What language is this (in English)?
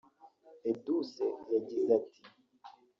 Kinyarwanda